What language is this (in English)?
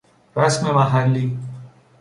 Persian